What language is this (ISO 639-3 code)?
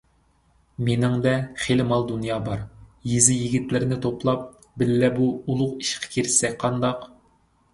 uig